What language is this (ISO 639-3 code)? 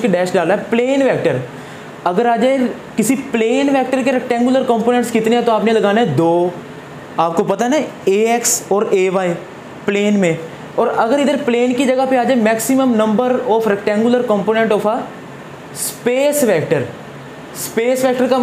hin